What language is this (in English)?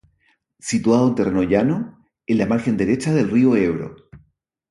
Spanish